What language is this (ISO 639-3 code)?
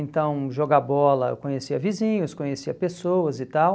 por